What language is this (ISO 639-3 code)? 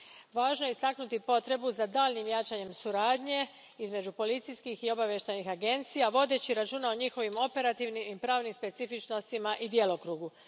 hrv